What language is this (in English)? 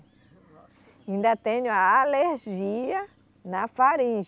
Portuguese